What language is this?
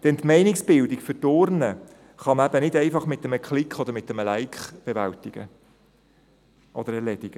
Swiss German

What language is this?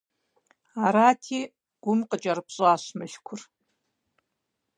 Kabardian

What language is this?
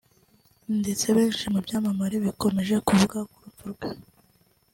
Kinyarwanda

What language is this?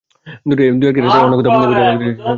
Bangla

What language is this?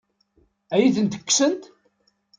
Kabyle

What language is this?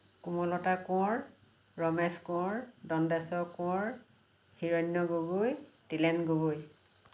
Assamese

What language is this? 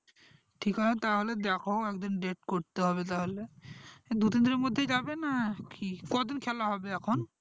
Bangla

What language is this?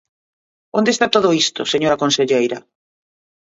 Galician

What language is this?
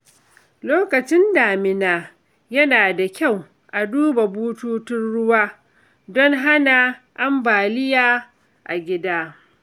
Hausa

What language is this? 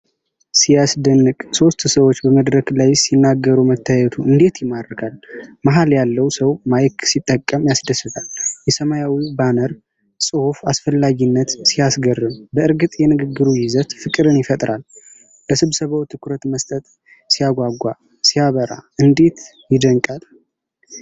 Amharic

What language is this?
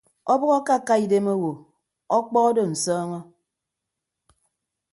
Ibibio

